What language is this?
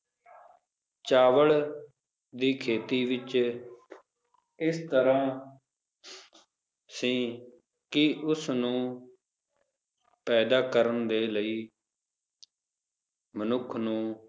Punjabi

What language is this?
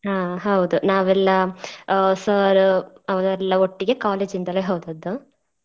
Kannada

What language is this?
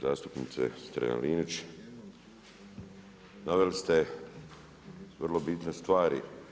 Croatian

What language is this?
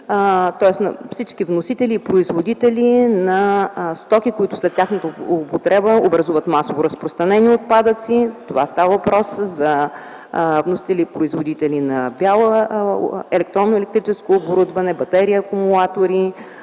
Bulgarian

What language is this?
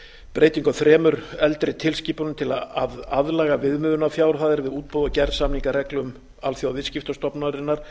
Icelandic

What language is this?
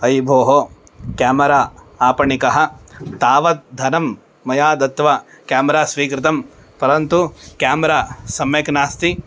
Sanskrit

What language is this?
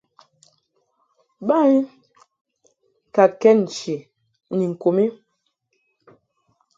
Mungaka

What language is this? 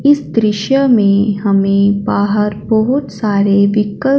Hindi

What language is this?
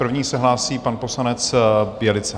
Czech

